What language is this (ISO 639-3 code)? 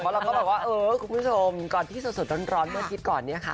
tha